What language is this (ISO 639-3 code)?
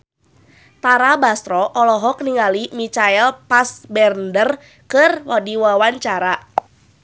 sun